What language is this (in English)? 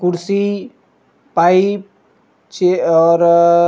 Chhattisgarhi